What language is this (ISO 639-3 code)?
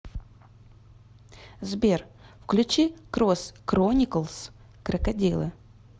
rus